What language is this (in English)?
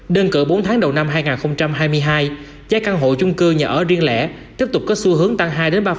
Vietnamese